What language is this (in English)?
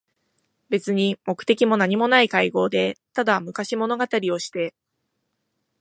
Japanese